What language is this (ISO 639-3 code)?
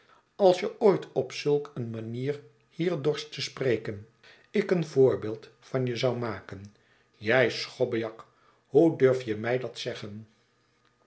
nld